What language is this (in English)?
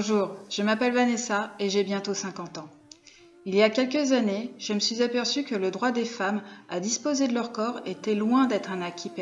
French